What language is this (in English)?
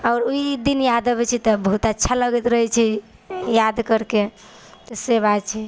Maithili